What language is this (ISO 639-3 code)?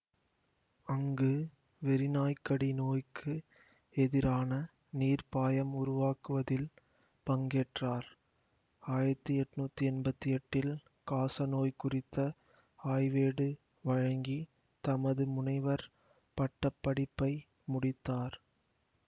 tam